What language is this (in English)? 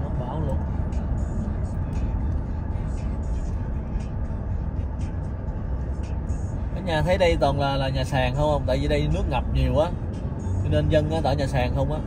Vietnamese